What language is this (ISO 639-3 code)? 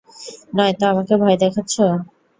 ben